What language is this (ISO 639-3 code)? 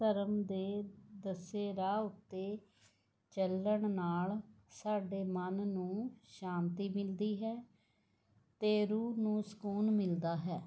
pan